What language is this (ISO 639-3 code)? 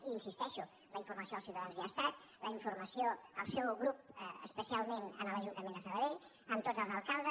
cat